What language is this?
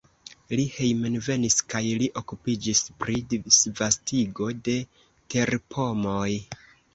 Esperanto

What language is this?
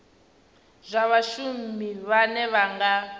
Venda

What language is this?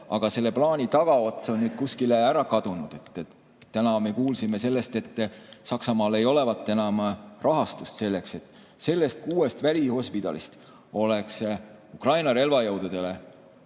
Estonian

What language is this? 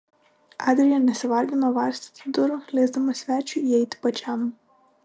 Lithuanian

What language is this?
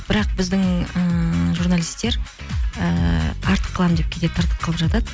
Kazakh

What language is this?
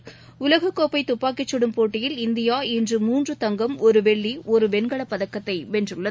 Tamil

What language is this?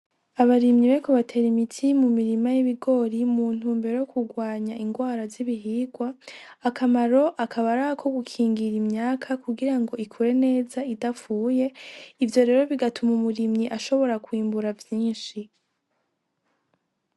Rundi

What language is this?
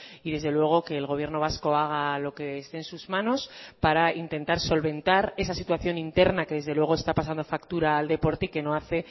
Spanish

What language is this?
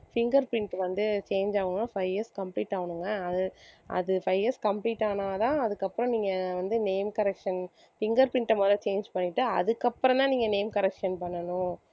Tamil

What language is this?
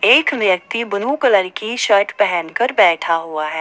Hindi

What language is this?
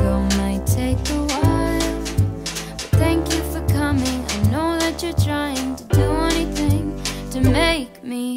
Portuguese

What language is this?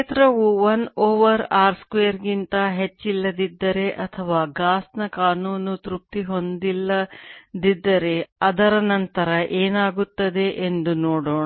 Kannada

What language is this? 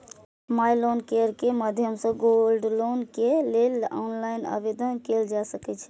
Maithili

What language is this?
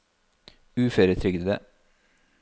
Norwegian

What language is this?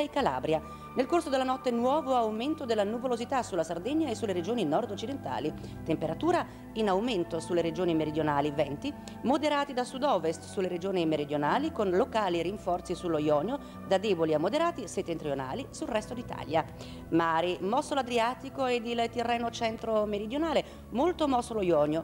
Italian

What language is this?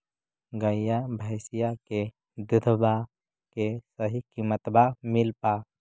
Magahi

